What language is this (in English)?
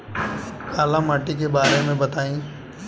Bhojpuri